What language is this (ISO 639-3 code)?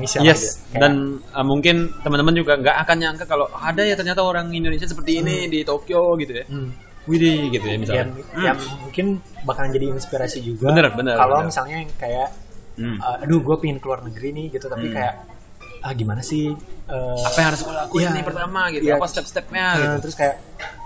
ind